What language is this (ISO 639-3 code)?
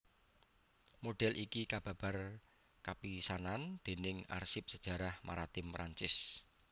jav